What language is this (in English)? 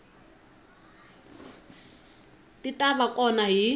Tsonga